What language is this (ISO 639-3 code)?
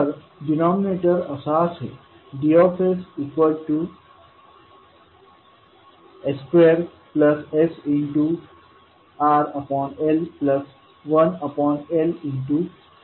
mar